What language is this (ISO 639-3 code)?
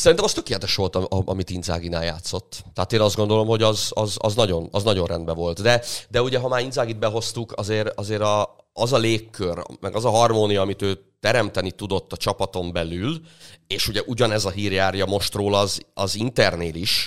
hun